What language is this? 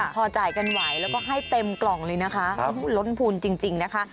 Thai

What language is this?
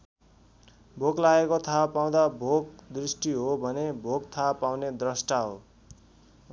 Nepali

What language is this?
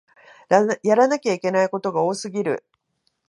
Japanese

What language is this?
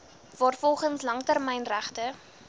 Afrikaans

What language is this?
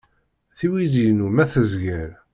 Kabyle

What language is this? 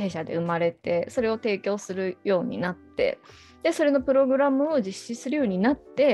Japanese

